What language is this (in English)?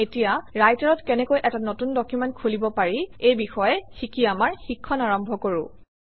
Assamese